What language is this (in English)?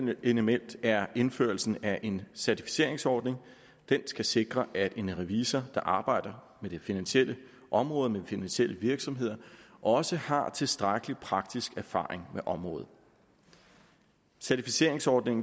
Danish